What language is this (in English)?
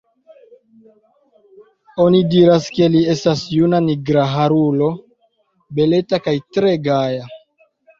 Esperanto